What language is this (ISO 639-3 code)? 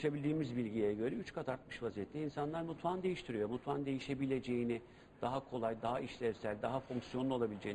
tur